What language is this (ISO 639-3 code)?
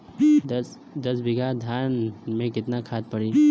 bho